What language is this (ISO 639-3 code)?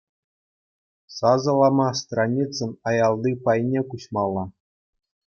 chv